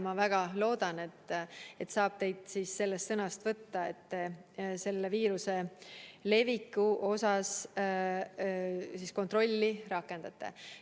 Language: Estonian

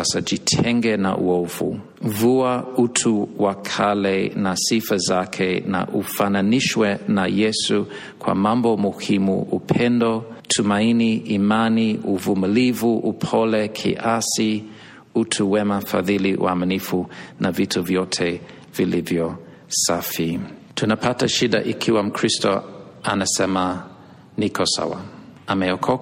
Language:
Swahili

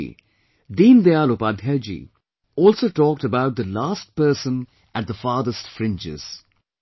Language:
English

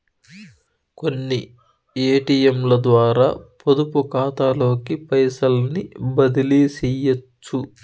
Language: Telugu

